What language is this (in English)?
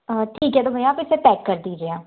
Hindi